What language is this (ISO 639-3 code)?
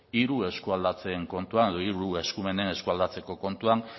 eus